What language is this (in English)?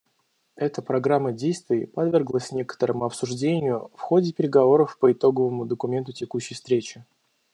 Russian